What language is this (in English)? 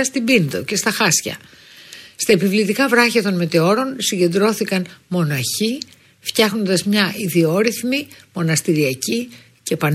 Greek